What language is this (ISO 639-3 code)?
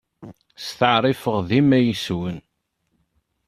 kab